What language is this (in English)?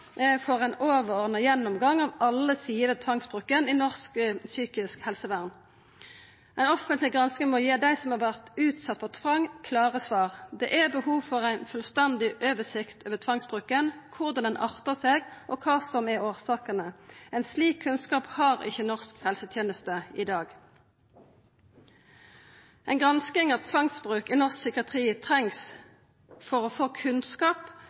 Norwegian Nynorsk